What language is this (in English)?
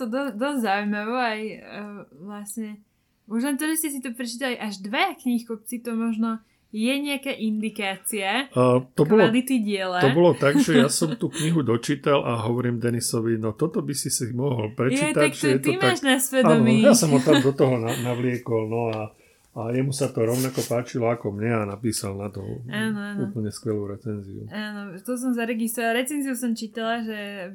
Slovak